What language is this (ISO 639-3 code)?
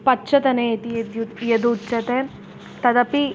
san